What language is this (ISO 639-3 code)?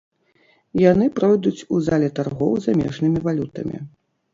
bel